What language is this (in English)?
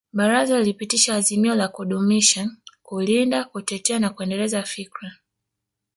Swahili